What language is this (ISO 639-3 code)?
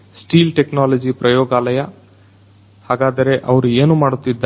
kan